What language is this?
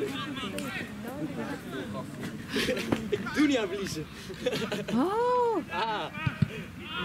Dutch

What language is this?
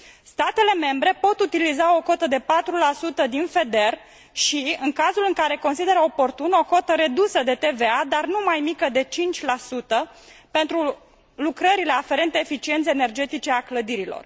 Romanian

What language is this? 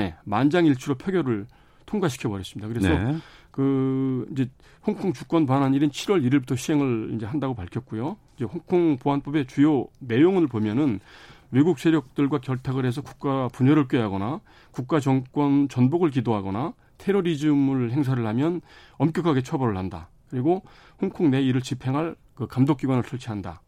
Korean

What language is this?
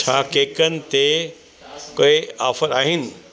Sindhi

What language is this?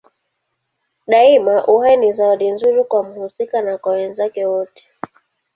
Swahili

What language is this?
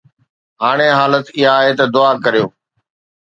Sindhi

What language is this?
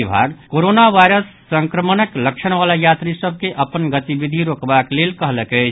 Maithili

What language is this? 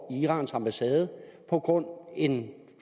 Danish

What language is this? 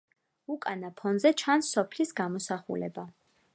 Georgian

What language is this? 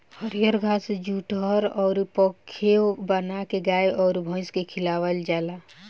Bhojpuri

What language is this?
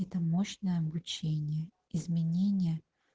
Russian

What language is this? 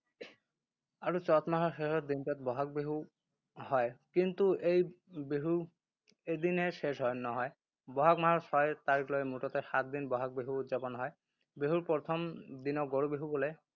Assamese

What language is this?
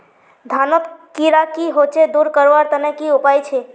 Magahi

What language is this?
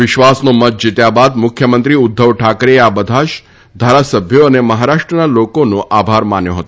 Gujarati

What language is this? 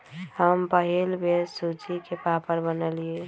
Magahi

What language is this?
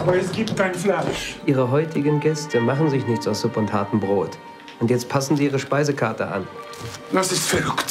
German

